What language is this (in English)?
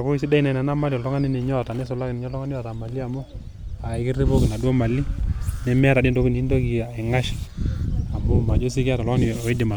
Masai